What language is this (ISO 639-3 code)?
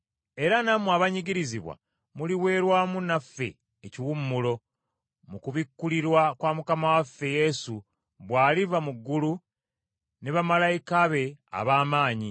lug